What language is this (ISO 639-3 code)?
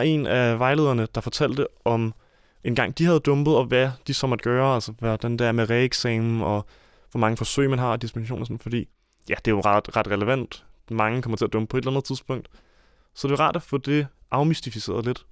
dan